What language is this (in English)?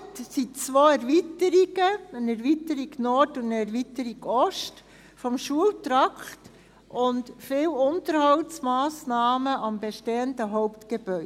Swiss German